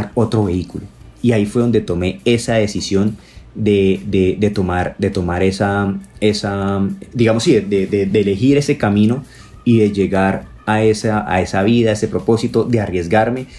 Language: Spanish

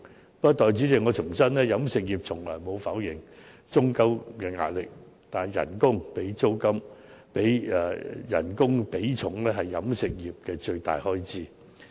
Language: Cantonese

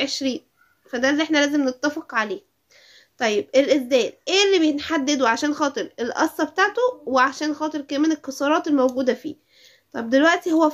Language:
Arabic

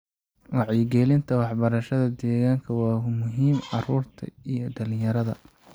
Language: Somali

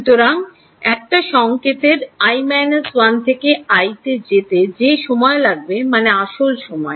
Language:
Bangla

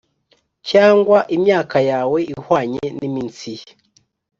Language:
Kinyarwanda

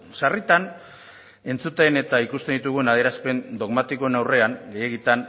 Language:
Basque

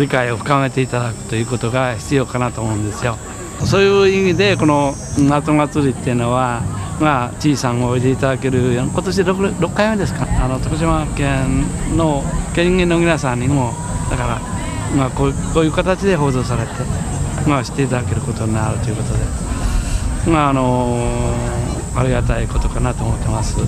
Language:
Japanese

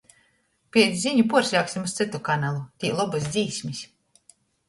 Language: Latgalian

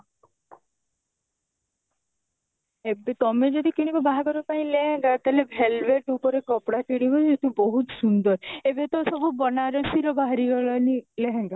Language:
Odia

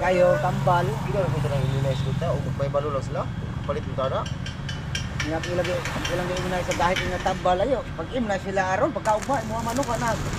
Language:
Filipino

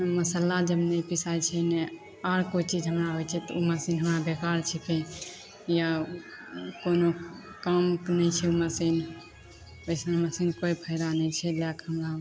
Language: Maithili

